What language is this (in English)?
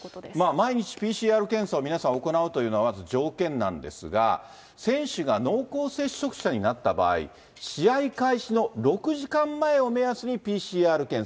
Japanese